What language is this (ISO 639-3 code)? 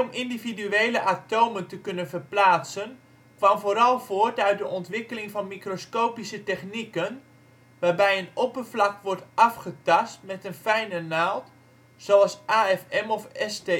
nld